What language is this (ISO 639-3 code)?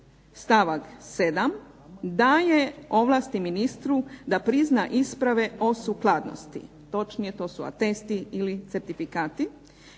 hrv